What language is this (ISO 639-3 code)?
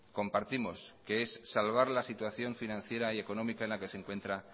spa